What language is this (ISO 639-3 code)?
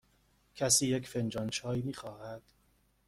fas